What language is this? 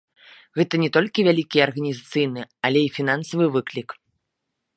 Belarusian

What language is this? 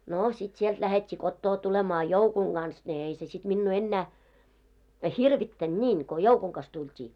Finnish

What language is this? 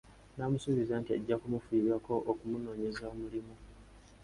Ganda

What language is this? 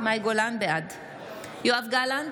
Hebrew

